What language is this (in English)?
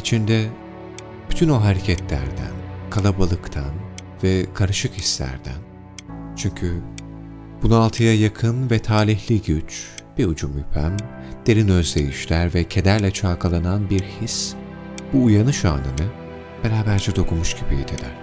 Turkish